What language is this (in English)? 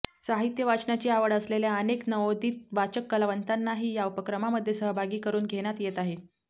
Marathi